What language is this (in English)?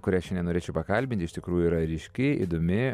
Lithuanian